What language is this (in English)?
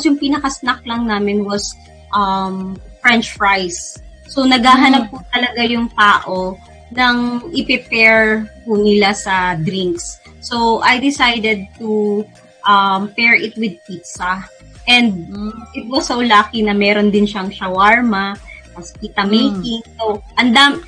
Filipino